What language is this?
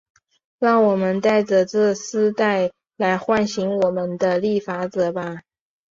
Chinese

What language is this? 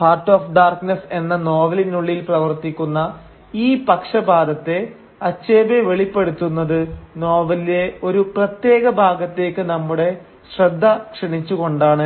Malayalam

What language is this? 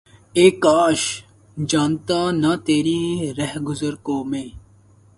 Urdu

